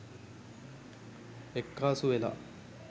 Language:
Sinhala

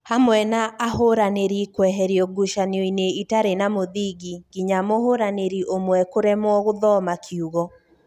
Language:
Kikuyu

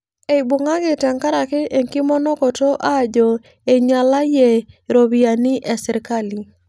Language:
Masai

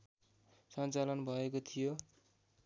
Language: Nepali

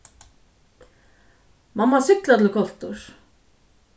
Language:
Faroese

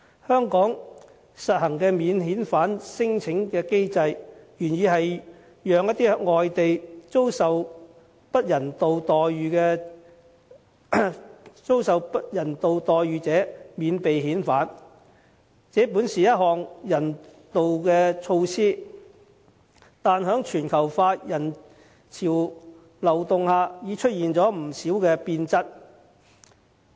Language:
Cantonese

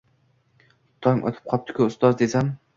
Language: Uzbek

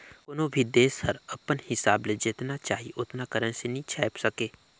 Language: Chhattisgarhi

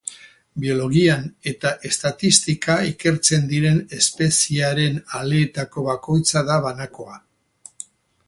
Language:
Basque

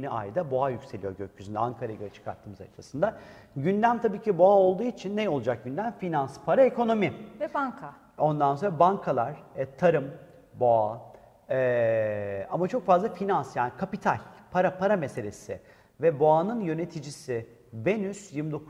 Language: Turkish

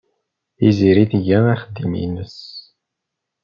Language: Kabyle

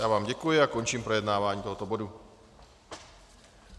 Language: Czech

